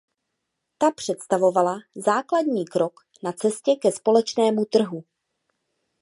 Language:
Czech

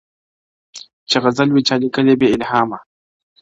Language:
Pashto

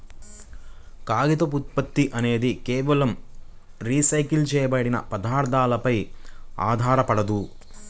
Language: Telugu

